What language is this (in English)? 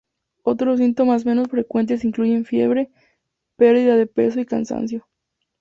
Spanish